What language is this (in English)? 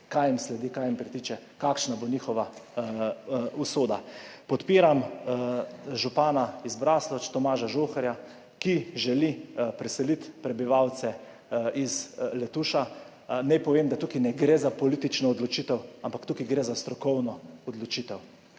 Slovenian